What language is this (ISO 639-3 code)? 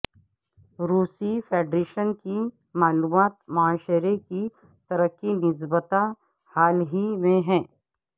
urd